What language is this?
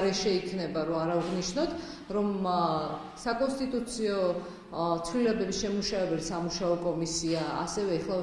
Georgian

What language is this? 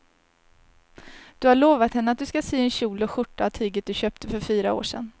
Swedish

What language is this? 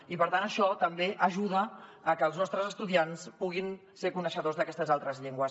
Catalan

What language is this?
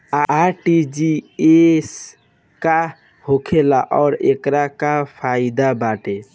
Bhojpuri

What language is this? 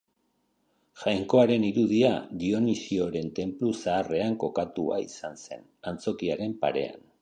Basque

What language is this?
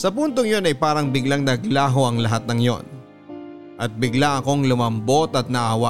Filipino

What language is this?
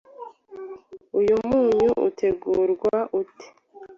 Kinyarwanda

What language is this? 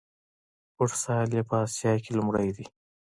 Pashto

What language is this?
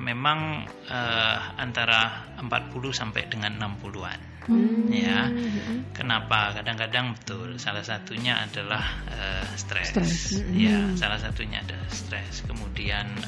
Indonesian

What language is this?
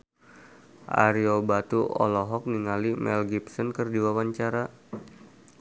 Sundanese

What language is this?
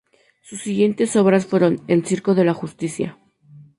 Spanish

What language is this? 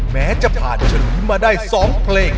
Thai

